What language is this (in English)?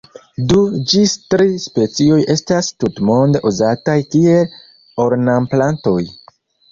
Esperanto